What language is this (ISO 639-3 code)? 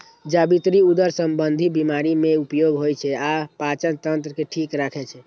mai